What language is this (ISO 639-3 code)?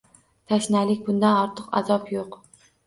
uzb